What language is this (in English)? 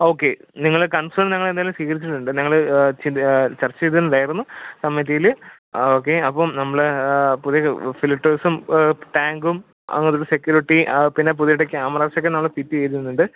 Malayalam